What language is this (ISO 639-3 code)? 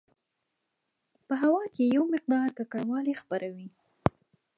pus